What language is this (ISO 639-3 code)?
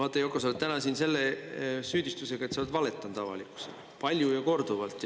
est